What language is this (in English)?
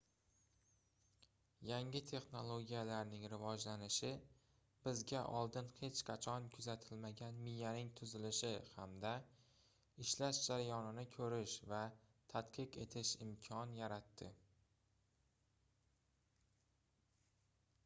Uzbek